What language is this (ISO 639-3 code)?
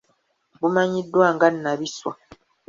lug